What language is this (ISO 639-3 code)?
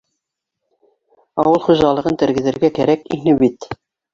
bak